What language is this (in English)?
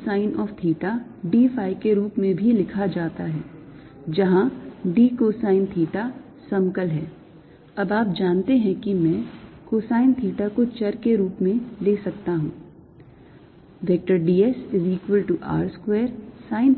Hindi